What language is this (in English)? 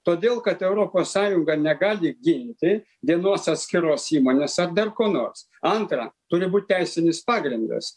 Lithuanian